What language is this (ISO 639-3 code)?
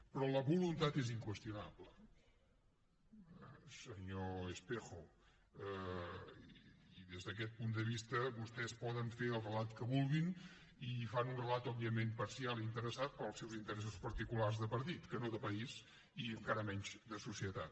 cat